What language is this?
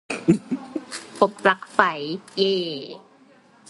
Thai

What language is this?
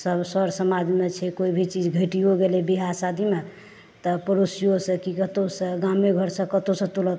Maithili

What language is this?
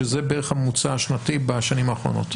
Hebrew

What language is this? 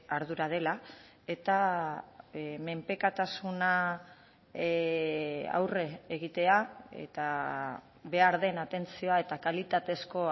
Basque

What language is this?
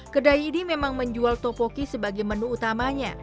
Indonesian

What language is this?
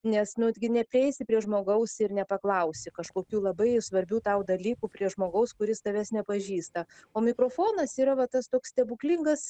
Lithuanian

